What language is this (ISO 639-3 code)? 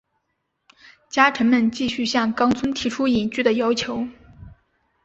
zho